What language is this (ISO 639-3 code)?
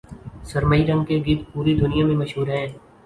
urd